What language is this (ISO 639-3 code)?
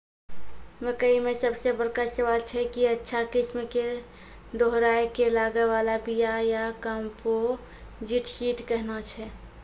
mai